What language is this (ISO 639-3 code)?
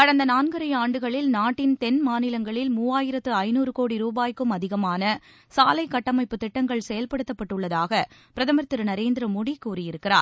tam